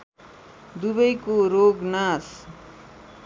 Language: Nepali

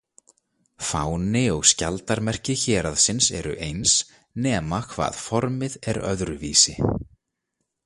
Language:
Icelandic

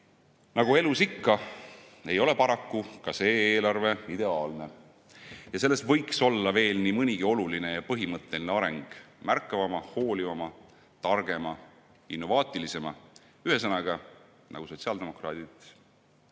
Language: Estonian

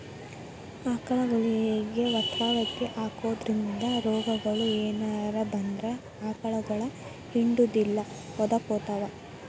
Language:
Kannada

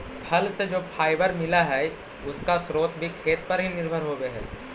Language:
Magahi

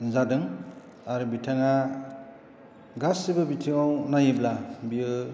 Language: Bodo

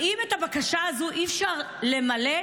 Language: Hebrew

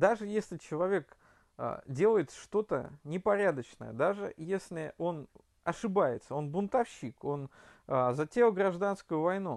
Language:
Russian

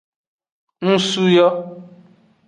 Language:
Aja (Benin)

